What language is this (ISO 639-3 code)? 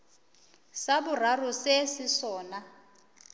nso